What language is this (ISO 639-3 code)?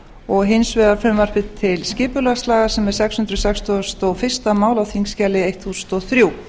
isl